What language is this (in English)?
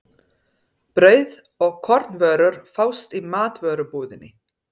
Icelandic